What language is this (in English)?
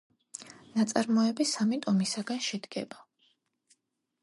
Georgian